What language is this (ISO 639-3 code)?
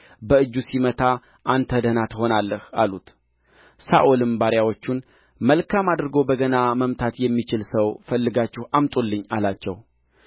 amh